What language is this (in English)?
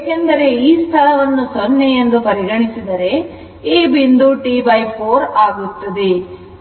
Kannada